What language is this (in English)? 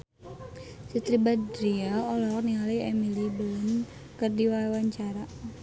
Sundanese